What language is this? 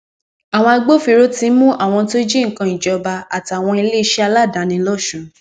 Yoruba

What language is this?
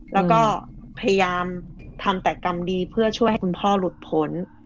Thai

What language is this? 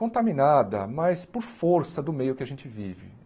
Portuguese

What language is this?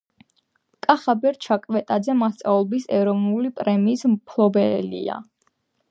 Georgian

